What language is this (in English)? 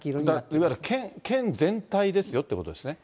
Japanese